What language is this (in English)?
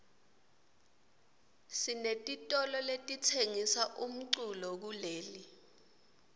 Swati